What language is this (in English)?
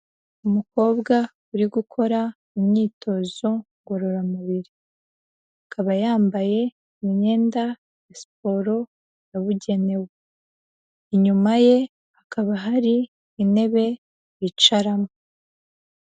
Kinyarwanda